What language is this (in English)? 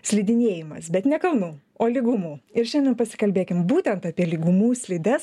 Lithuanian